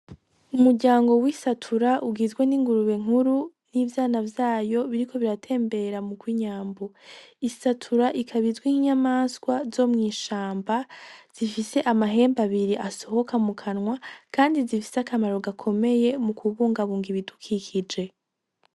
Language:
Rundi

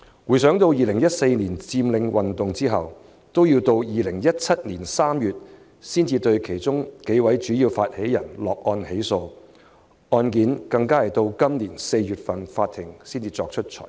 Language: Cantonese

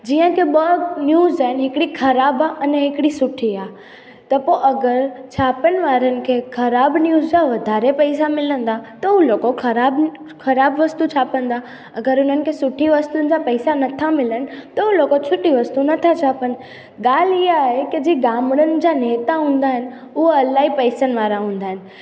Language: Sindhi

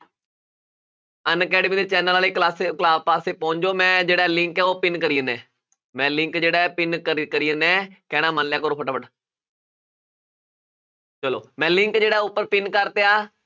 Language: Punjabi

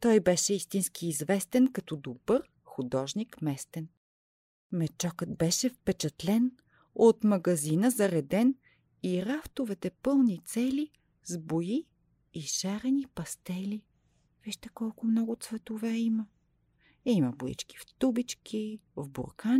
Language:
Bulgarian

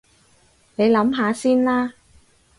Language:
Cantonese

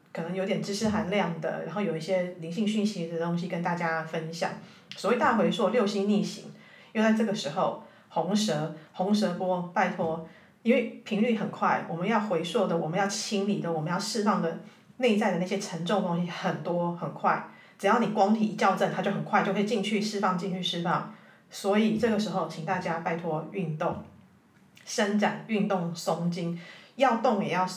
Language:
Chinese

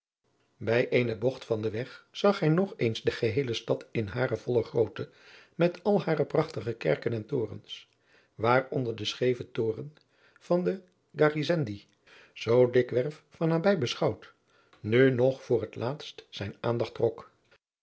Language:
Dutch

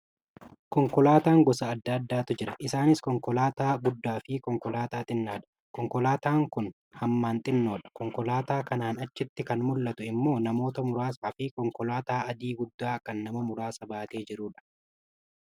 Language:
Oromo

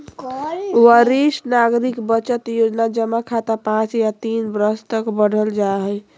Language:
Magahi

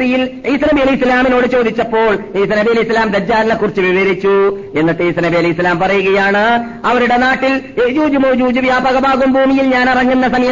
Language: Malayalam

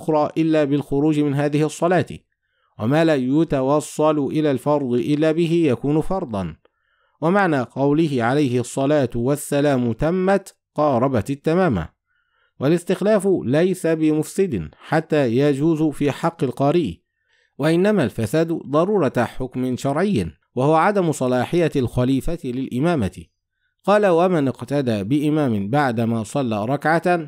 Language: Arabic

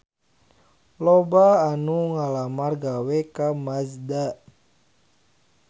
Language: Sundanese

